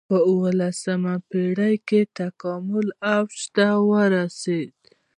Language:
Pashto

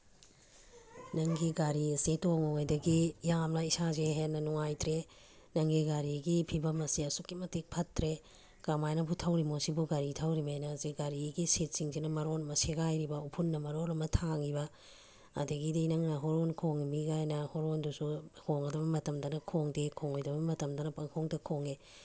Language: Manipuri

